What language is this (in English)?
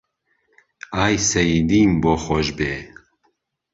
Central Kurdish